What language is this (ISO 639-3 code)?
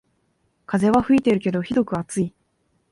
jpn